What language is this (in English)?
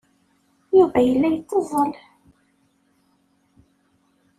Kabyle